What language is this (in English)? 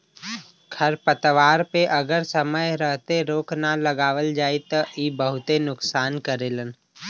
Bhojpuri